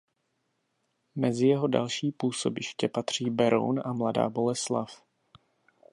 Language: Czech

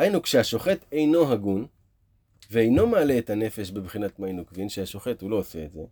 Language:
Hebrew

